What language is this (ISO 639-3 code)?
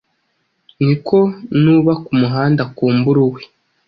kin